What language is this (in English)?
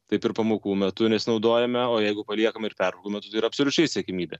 Lithuanian